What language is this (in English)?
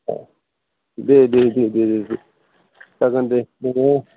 Bodo